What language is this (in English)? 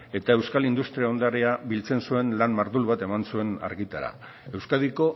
Basque